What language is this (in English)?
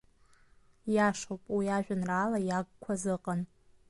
Abkhazian